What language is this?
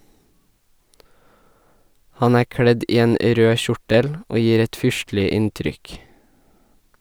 Norwegian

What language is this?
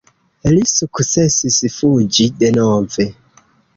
Esperanto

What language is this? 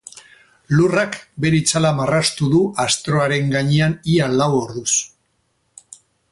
Basque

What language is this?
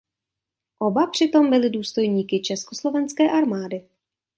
Czech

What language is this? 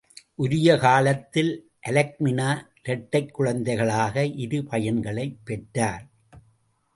Tamil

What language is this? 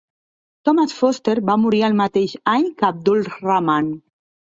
Catalan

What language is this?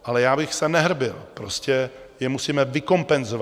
Czech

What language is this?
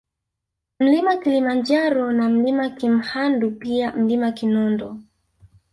Swahili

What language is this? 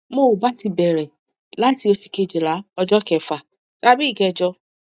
Yoruba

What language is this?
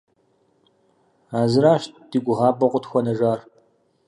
Kabardian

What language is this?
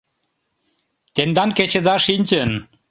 Mari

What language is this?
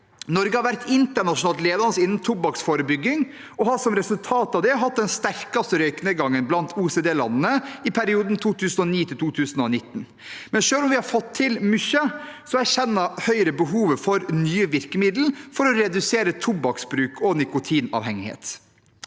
Norwegian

